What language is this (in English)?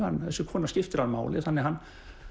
Icelandic